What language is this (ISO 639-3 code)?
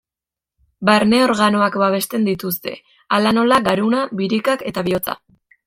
eus